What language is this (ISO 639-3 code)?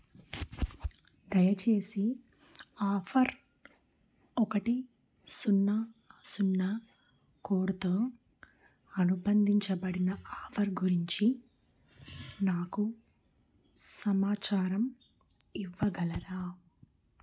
tel